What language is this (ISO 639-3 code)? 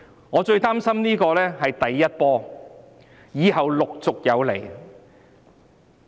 yue